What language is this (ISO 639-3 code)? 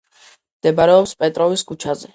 kat